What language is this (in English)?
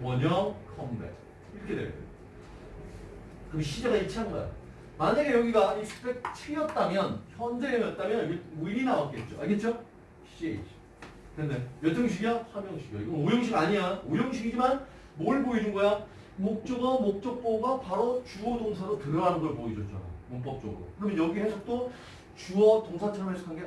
Korean